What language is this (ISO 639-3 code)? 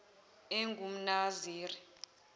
zul